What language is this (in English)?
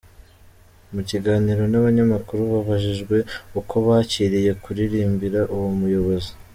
Kinyarwanda